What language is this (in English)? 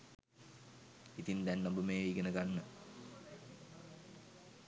Sinhala